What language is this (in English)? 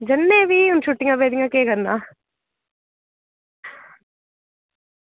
Dogri